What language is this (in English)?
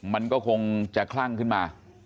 Thai